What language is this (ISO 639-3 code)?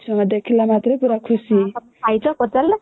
ori